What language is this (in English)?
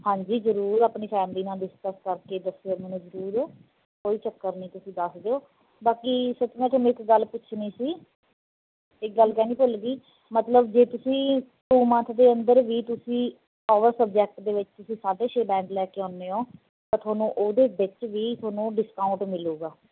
Punjabi